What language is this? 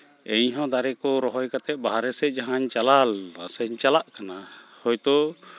Santali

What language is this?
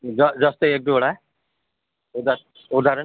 Nepali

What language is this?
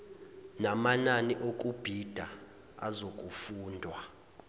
Zulu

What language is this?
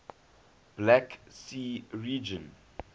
English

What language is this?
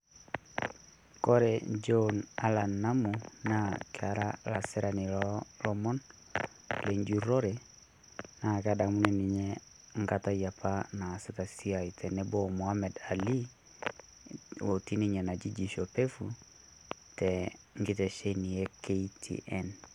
Masai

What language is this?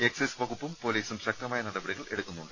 Malayalam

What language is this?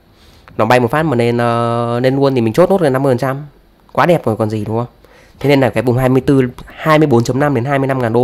Vietnamese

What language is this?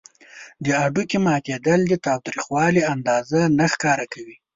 Pashto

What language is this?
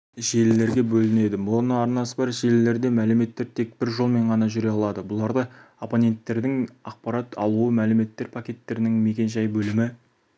Kazakh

